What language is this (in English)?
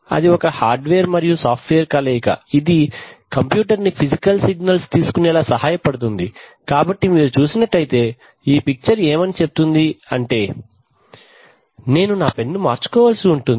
Telugu